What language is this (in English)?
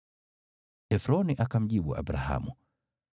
Swahili